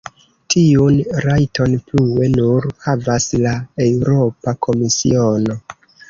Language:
Esperanto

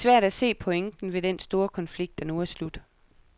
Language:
Danish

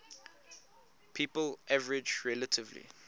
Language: English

